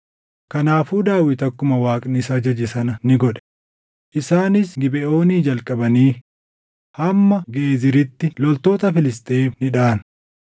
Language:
Oromo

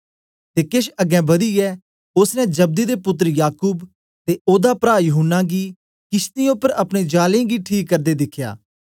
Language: Dogri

